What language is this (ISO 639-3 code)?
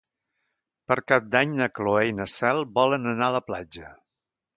cat